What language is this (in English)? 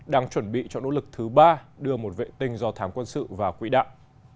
Vietnamese